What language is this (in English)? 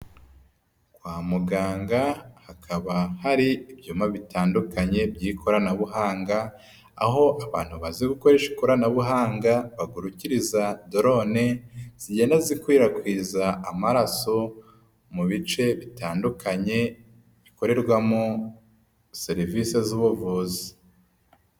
Kinyarwanda